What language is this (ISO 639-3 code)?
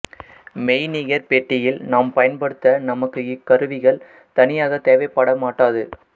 tam